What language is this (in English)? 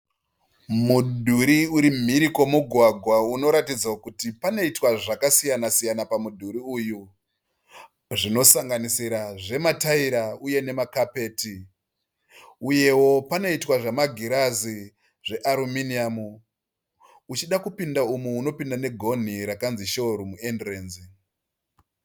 Shona